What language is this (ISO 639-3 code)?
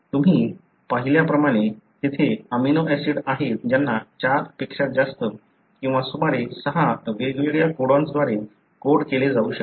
mar